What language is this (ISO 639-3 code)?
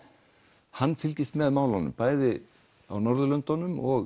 isl